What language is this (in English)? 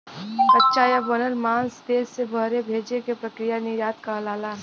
Bhojpuri